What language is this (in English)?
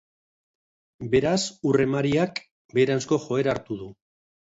Basque